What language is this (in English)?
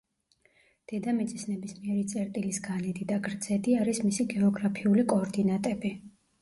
Georgian